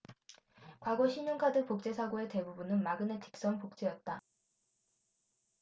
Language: Korean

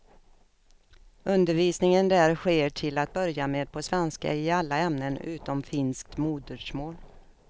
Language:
Swedish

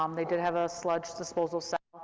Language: English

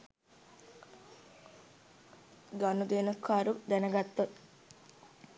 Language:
Sinhala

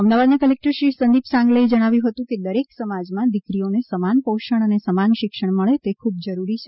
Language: Gujarati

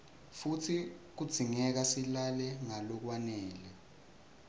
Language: Swati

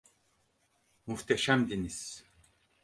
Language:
Turkish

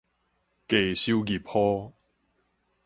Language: Min Nan Chinese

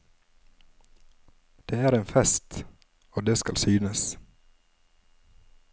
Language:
Norwegian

